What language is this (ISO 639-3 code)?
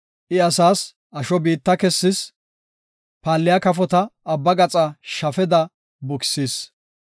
gof